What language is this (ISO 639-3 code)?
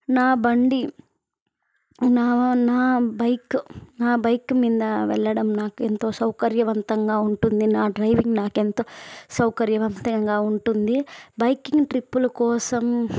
tel